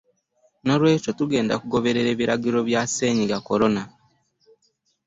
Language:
Ganda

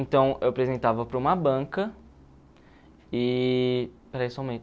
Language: Portuguese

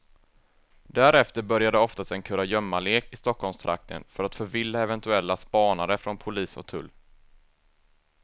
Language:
Swedish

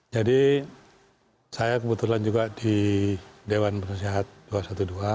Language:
Indonesian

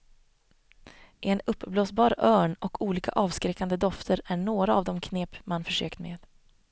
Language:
Swedish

